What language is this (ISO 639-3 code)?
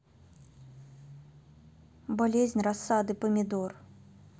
rus